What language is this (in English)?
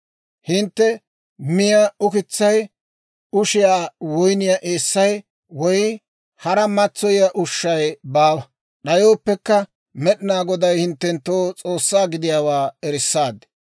Dawro